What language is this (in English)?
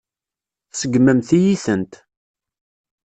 Kabyle